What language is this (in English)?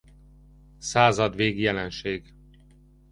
Hungarian